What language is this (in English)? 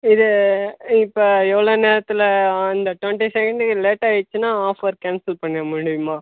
Tamil